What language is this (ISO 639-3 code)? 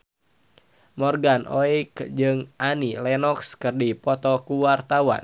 sun